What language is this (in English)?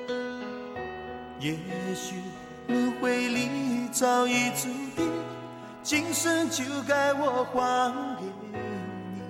Chinese